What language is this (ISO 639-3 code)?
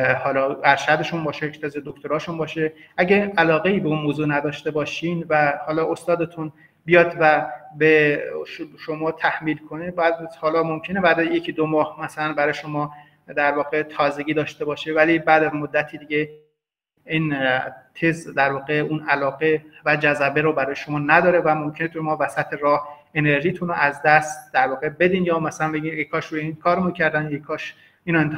fas